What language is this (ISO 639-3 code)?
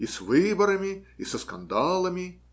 rus